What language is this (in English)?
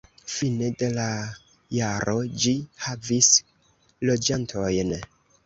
Esperanto